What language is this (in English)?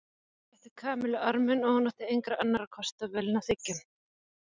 Icelandic